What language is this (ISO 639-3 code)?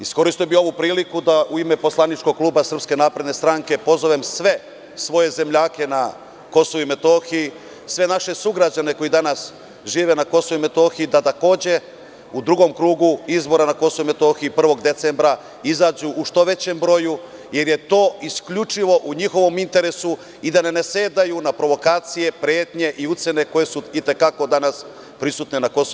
srp